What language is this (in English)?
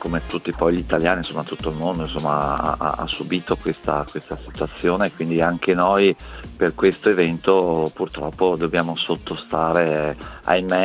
Italian